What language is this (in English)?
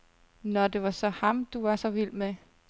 Danish